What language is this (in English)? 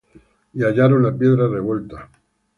Spanish